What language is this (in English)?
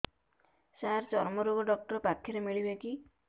Odia